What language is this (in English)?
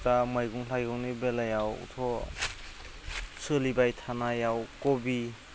Bodo